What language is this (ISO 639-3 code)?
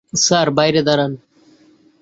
ben